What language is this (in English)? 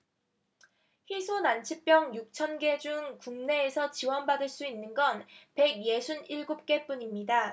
Korean